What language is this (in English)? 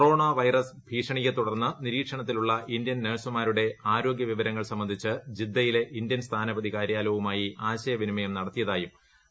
Malayalam